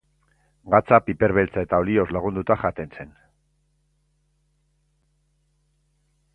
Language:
Basque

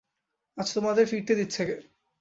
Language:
Bangla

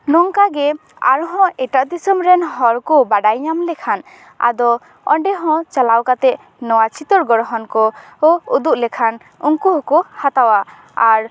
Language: Santali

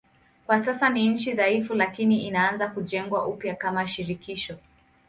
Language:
Swahili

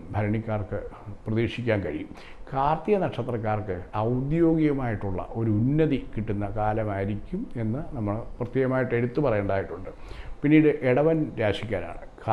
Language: Italian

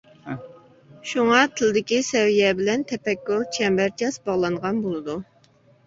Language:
Uyghur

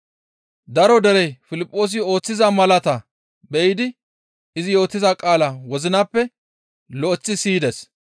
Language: Gamo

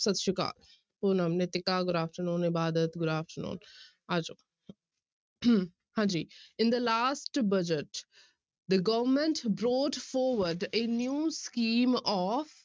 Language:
Punjabi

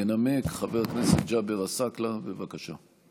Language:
Hebrew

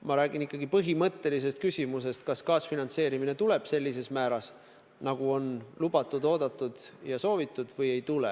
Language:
Estonian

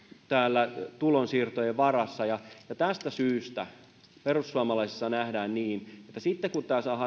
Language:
Finnish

